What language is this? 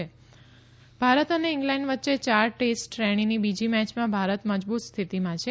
Gujarati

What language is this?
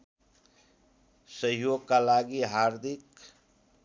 Nepali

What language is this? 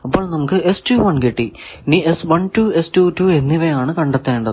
Malayalam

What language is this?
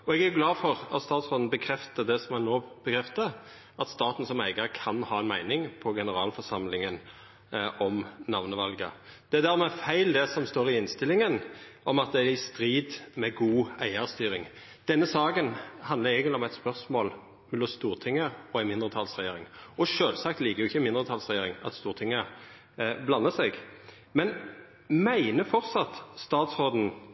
Norwegian Nynorsk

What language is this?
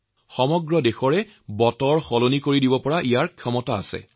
Assamese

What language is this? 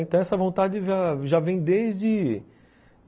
Portuguese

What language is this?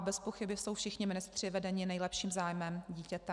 Czech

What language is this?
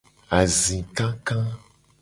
Gen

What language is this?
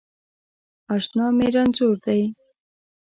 Pashto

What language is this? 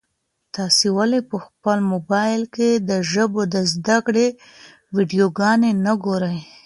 Pashto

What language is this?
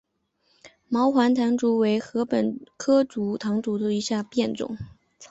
Chinese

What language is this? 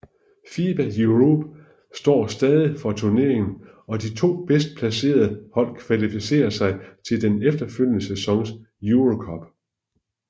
Danish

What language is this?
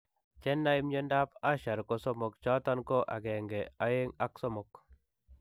Kalenjin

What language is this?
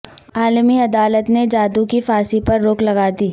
Urdu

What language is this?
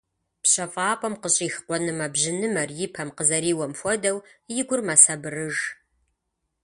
Kabardian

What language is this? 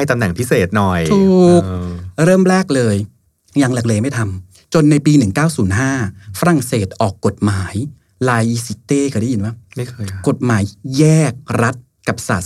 Thai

